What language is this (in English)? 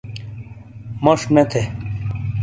Shina